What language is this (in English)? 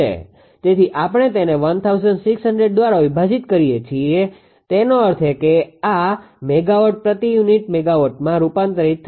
Gujarati